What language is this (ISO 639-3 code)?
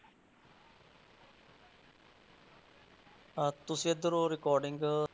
pan